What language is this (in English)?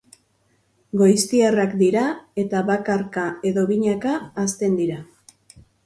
Basque